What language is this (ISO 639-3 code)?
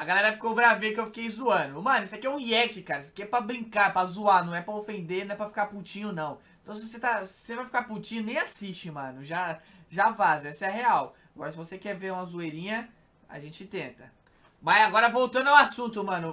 por